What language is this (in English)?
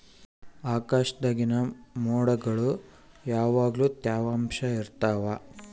Kannada